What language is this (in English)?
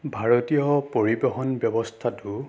Assamese